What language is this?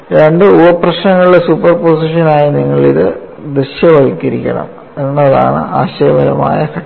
Malayalam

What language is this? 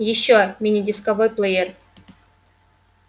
Russian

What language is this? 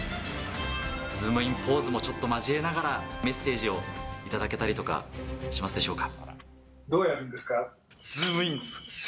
Japanese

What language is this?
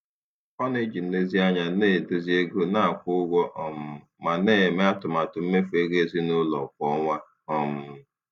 Igbo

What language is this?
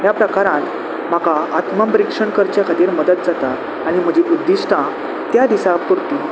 Konkani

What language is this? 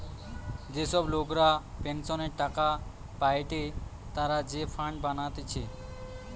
Bangla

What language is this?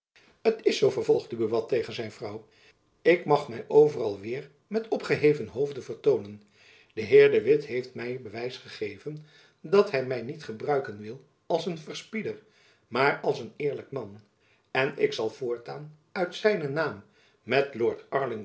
Dutch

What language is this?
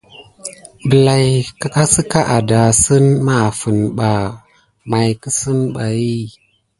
Gidar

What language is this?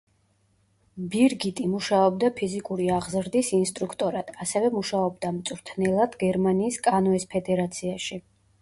Georgian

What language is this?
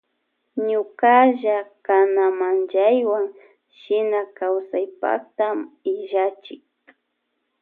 Loja Highland Quichua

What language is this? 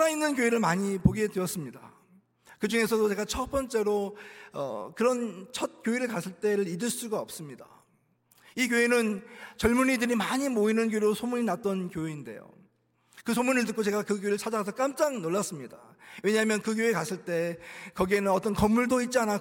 Korean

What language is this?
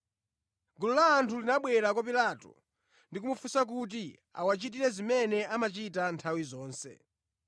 Nyanja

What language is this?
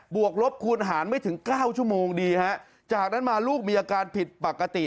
Thai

